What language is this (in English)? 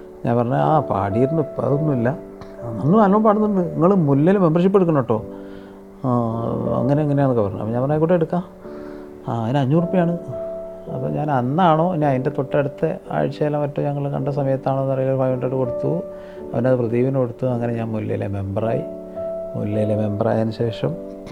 Malayalam